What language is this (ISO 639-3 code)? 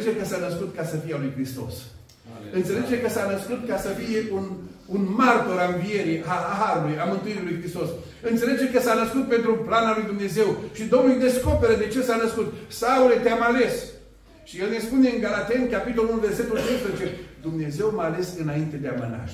ron